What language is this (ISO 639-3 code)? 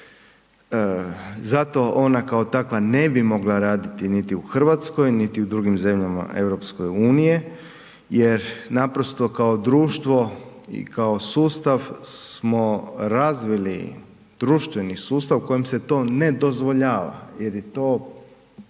hrv